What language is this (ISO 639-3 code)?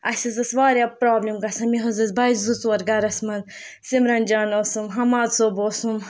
kas